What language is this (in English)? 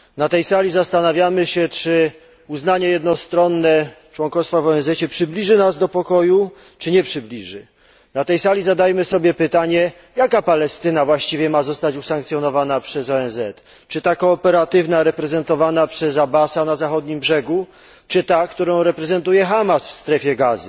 Polish